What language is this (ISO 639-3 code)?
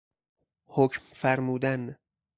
fas